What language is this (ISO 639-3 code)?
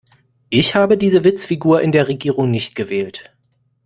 deu